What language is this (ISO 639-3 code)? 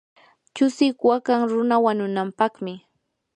qur